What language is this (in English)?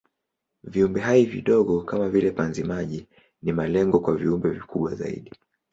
Swahili